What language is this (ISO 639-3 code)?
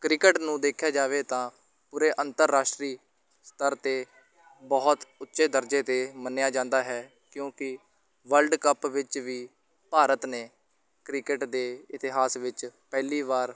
pan